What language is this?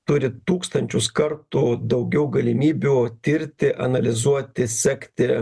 Lithuanian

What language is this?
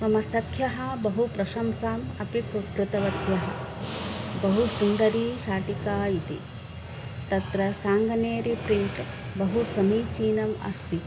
Sanskrit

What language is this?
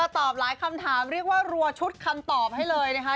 Thai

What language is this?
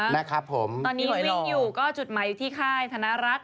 Thai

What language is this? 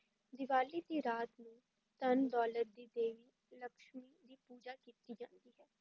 Punjabi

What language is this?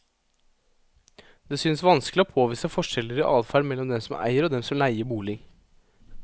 Norwegian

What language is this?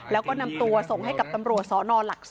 Thai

